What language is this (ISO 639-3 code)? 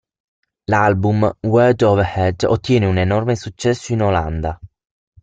ita